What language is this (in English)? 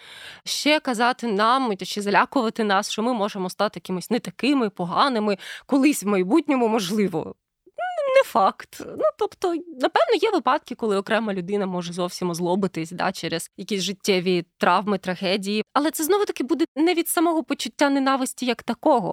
Ukrainian